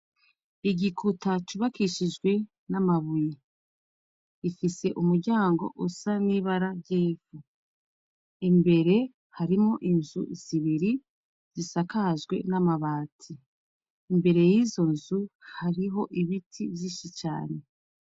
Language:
Rundi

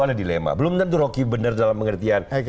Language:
Indonesian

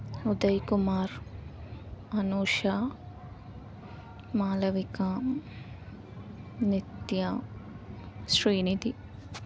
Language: Telugu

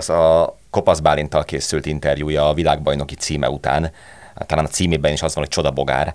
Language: Hungarian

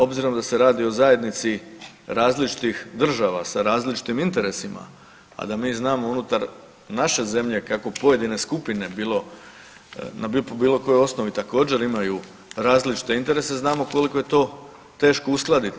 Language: Croatian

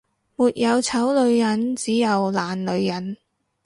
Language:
Cantonese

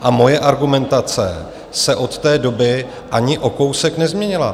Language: Czech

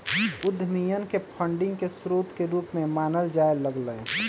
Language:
Magahi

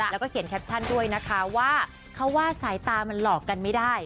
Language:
Thai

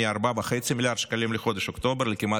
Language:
Hebrew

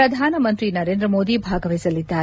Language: Kannada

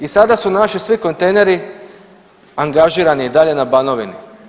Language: Croatian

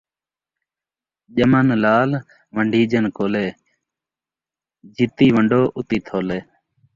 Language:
Saraiki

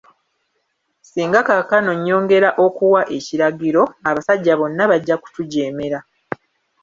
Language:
Ganda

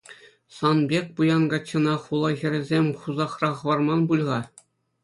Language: Chuvash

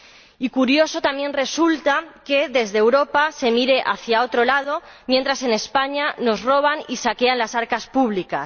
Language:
Spanish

